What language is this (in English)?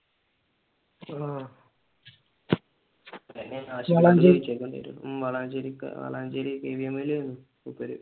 Malayalam